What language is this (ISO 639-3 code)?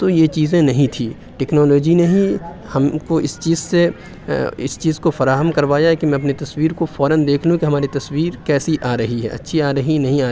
urd